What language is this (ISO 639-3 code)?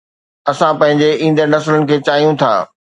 snd